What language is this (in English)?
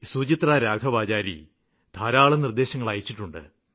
Malayalam